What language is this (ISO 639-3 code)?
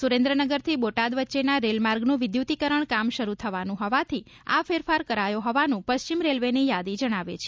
guj